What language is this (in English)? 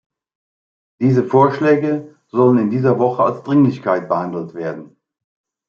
German